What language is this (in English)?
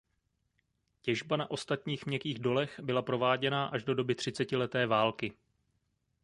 Czech